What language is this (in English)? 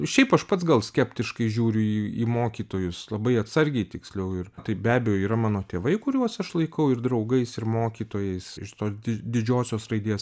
Lithuanian